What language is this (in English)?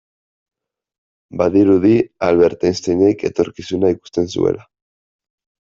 Basque